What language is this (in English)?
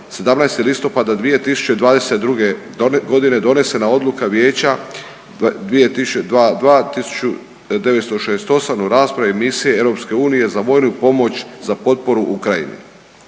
Croatian